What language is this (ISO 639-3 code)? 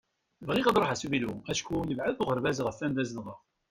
kab